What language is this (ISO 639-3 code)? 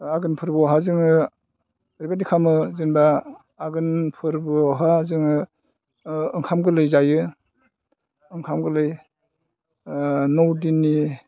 brx